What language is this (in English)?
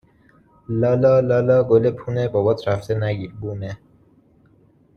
Persian